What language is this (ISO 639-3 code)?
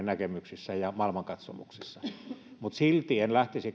fin